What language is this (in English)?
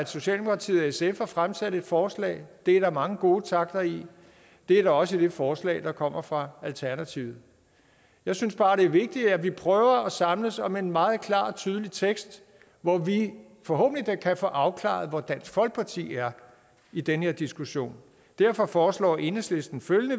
Danish